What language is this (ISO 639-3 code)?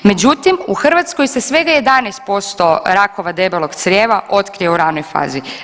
hrv